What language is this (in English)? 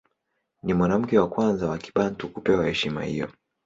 Swahili